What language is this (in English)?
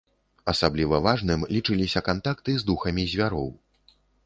Belarusian